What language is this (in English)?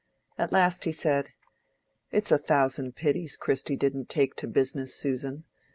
English